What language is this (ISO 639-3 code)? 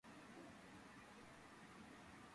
kat